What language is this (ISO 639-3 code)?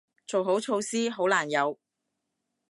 yue